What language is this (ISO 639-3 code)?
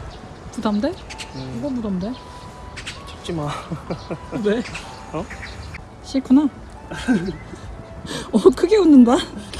kor